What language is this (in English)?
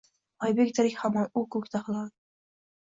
Uzbek